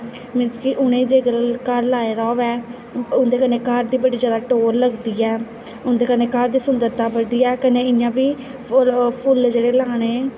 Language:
Dogri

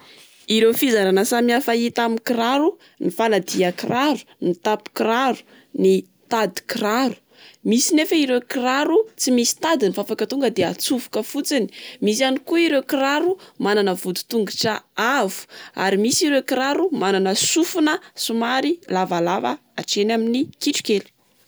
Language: Malagasy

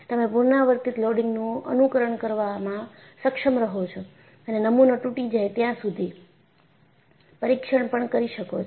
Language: Gujarati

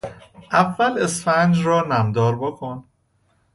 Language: Persian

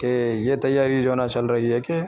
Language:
Urdu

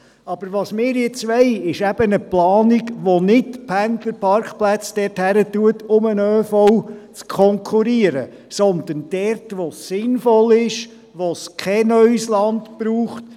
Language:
Swiss German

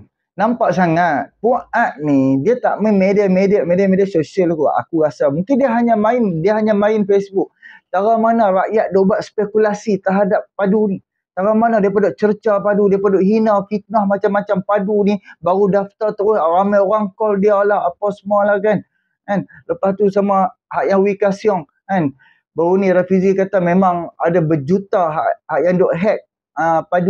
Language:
Malay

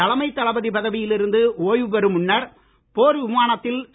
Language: Tamil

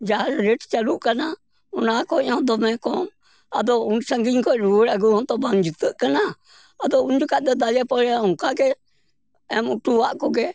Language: Santali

